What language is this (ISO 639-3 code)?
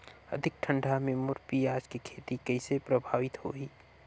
hne